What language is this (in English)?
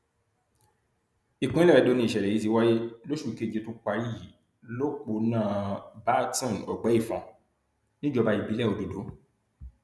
Yoruba